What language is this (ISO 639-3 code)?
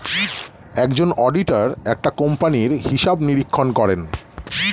ben